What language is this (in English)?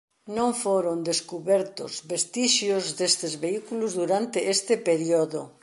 Galician